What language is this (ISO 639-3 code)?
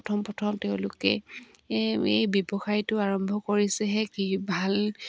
asm